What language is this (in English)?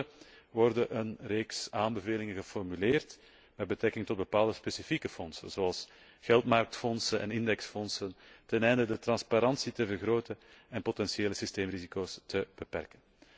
Dutch